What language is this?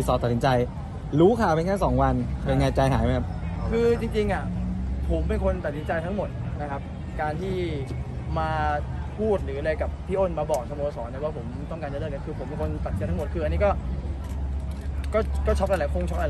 Thai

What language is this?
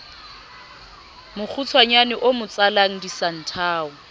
Southern Sotho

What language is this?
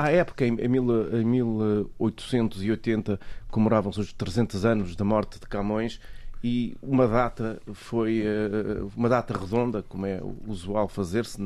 Portuguese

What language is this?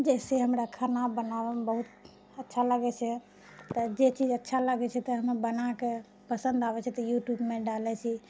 Maithili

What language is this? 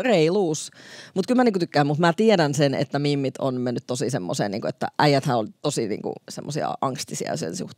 Finnish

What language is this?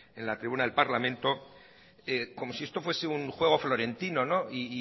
Spanish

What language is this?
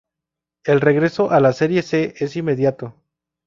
Spanish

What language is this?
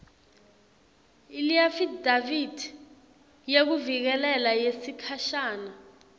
Swati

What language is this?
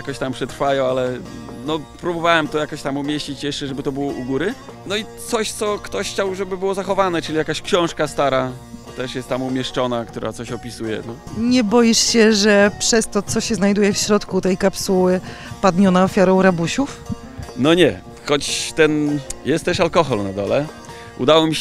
Polish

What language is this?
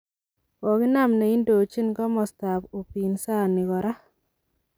Kalenjin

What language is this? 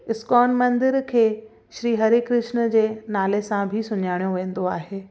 Sindhi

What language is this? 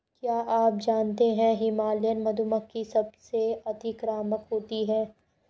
Hindi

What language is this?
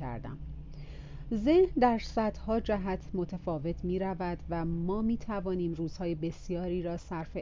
Persian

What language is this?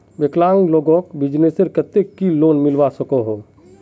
Magahi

